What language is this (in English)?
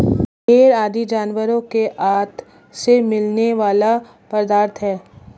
Hindi